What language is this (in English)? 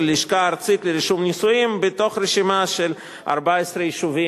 Hebrew